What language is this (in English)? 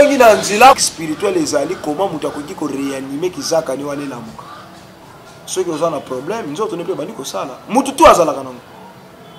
French